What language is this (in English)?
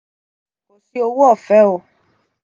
Yoruba